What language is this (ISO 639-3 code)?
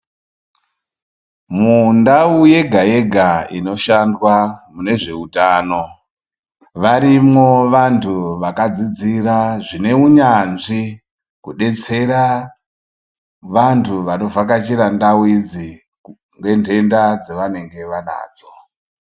ndc